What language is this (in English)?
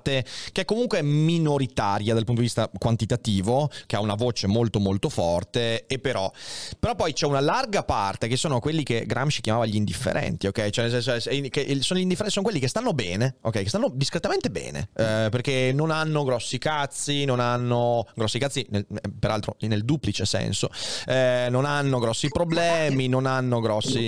Italian